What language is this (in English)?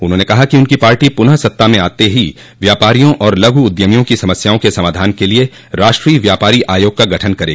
Hindi